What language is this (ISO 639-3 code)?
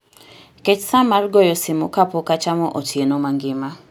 luo